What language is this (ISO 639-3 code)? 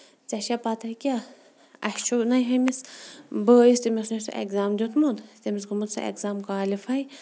kas